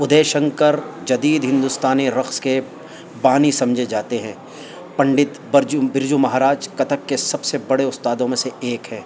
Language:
Urdu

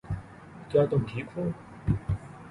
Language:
Urdu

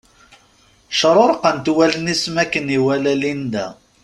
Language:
Kabyle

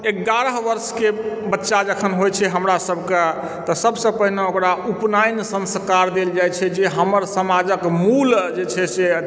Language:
Maithili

